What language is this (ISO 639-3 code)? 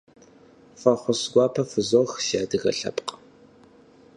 kbd